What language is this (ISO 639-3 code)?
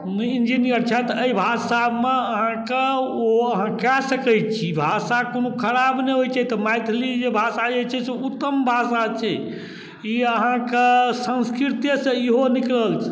mai